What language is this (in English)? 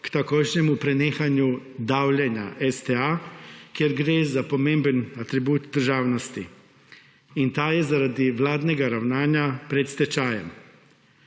Slovenian